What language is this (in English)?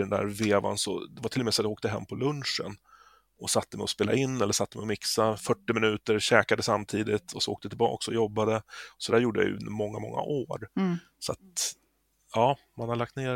Swedish